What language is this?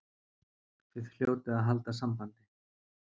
Icelandic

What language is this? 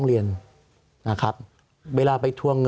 Thai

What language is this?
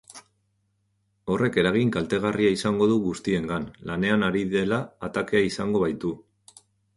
Basque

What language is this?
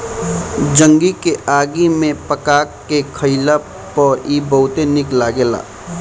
Bhojpuri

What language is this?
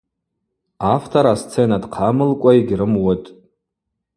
Abaza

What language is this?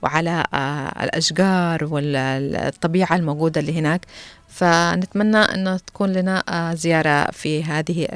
Arabic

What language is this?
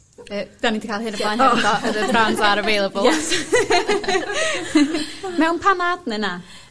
Welsh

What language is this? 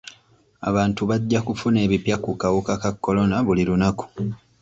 Ganda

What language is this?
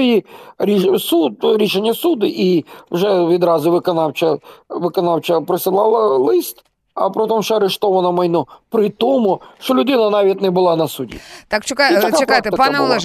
Ukrainian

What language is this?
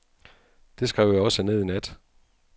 Danish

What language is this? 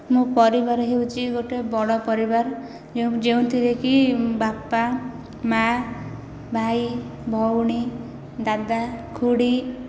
Odia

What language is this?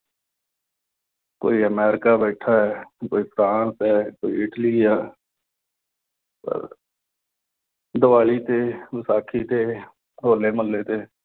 Punjabi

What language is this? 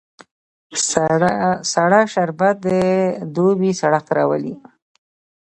Pashto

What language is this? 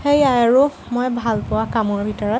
Assamese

